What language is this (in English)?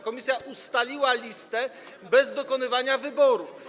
Polish